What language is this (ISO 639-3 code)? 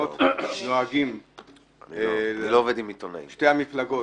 heb